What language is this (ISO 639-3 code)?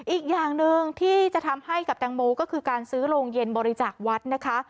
tha